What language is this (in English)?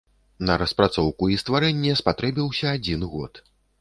Belarusian